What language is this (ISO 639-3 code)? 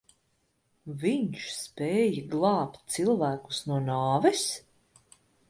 lav